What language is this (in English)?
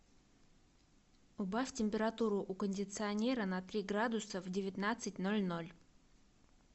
Russian